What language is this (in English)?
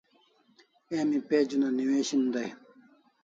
Kalasha